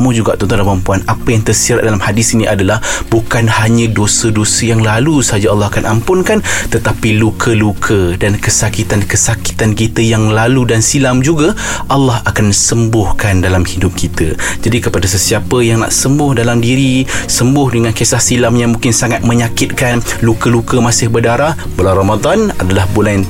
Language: Malay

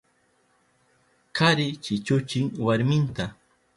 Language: Southern Pastaza Quechua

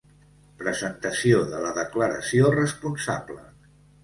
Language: Catalan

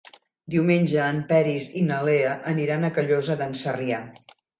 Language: Catalan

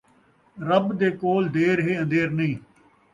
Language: Saraiki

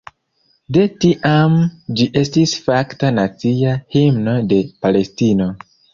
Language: Esperanto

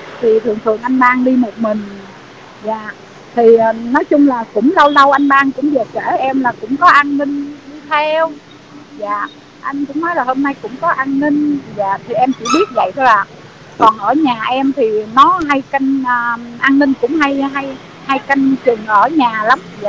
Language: Vietnamese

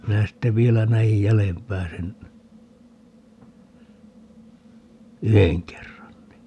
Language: Finnish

